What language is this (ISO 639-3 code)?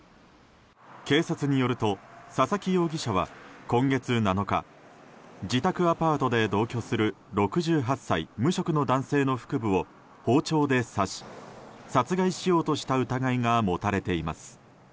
jpn